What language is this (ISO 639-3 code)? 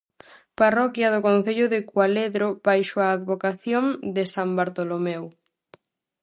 glg